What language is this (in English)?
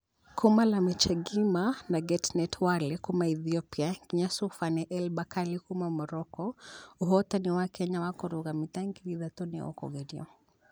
Kikuyu